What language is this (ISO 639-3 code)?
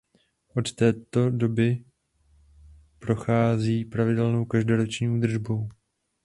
ces